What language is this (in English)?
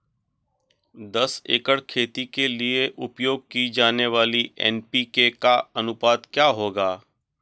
Hindi